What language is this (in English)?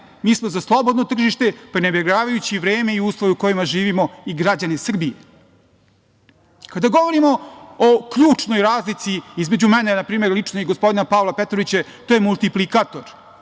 Serbian